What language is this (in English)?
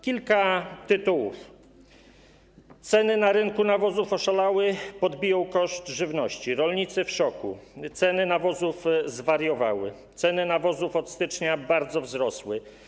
Polish